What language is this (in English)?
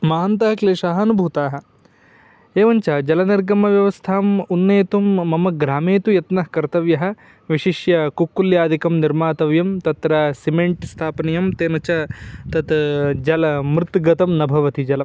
Sanskrit